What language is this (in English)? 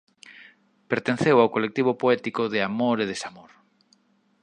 Galician